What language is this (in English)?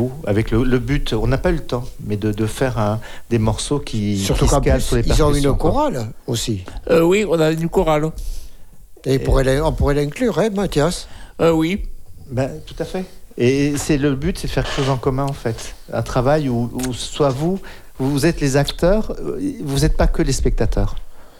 French